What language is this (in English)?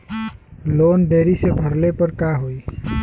Bhojpuri